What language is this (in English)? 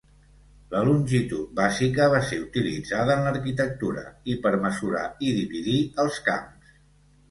Catalan